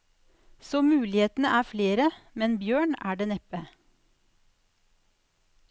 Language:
Norwegian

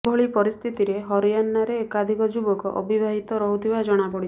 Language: Odia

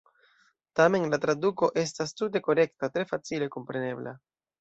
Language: Esperanto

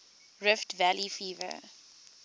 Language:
English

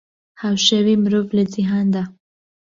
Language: Central Kurdish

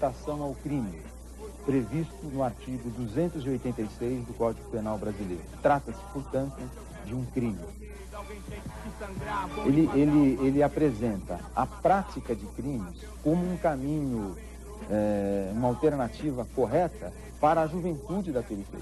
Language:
Portuguese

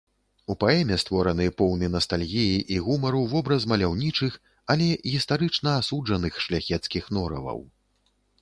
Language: Belarusian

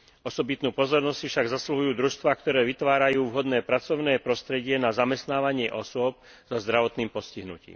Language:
Slovak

